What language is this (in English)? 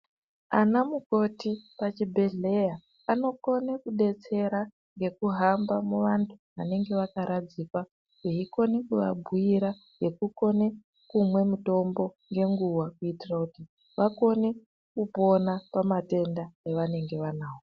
Ndau